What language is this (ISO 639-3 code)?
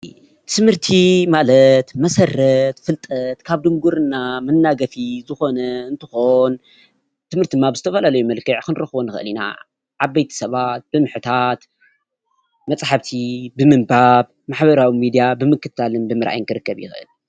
tir